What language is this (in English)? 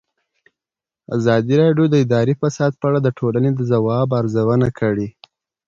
Pashto